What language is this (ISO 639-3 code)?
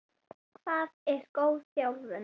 isl